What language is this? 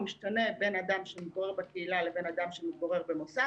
Hebrew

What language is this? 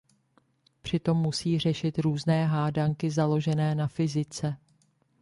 Czech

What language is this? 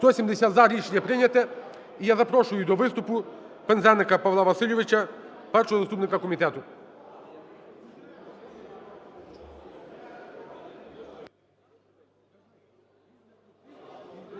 Ukrainian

